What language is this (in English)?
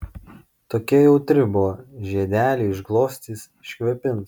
Lithuanian